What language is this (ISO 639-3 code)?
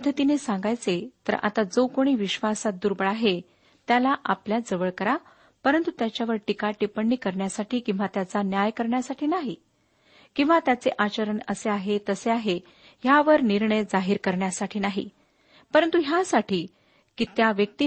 mar